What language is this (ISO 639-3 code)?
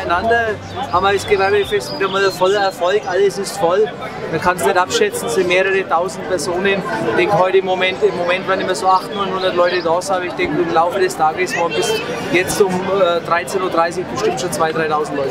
deu